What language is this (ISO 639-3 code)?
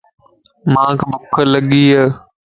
lss